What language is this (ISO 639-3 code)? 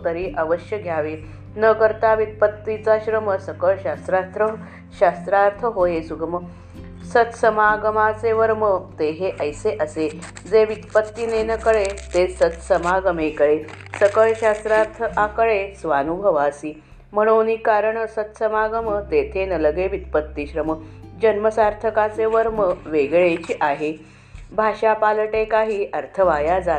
mar